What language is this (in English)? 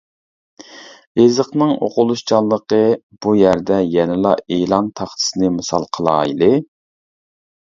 Uyghur